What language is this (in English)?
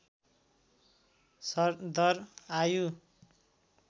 Nepali